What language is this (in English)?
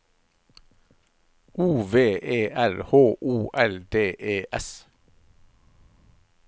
Norwegian